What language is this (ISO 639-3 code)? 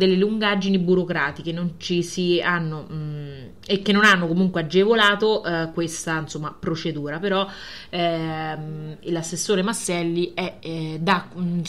ita